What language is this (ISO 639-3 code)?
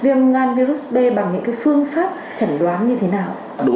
vie